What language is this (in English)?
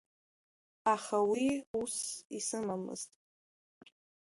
Abkhazian